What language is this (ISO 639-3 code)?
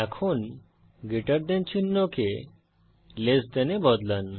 ben